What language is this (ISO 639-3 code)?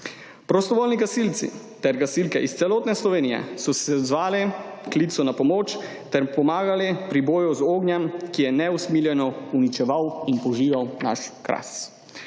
slv